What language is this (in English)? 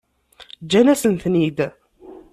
Kabyle